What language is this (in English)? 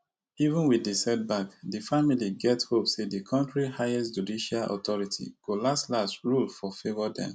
Nigerian Pidgin